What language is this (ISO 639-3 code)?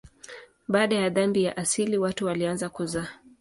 swa